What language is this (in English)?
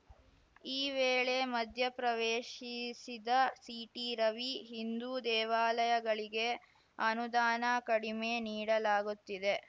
Kannada